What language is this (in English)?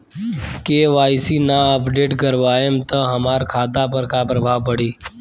Bhojpuri